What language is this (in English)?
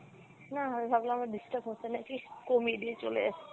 Bangla